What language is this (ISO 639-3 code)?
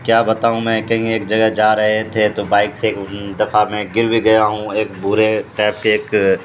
urd